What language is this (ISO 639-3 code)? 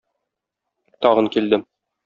tat